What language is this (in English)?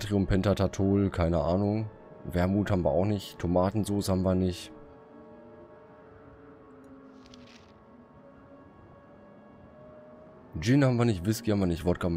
German